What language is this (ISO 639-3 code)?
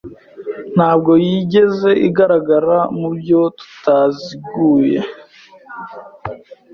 kin